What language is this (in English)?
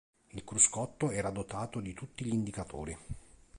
Italian